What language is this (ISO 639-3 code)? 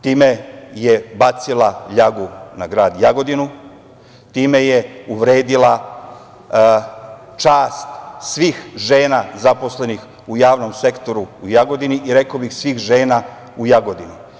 srp